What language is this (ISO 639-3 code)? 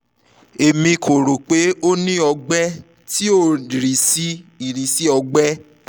yor